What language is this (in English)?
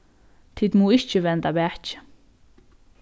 Faroese